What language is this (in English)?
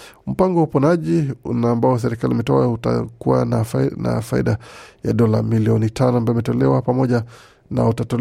Swahili